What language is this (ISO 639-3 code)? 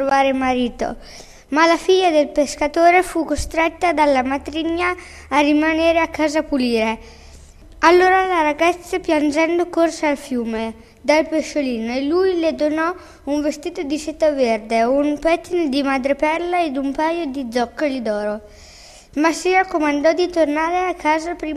ita